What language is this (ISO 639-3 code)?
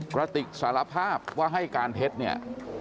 tha